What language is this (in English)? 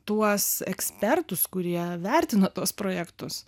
Lithuanian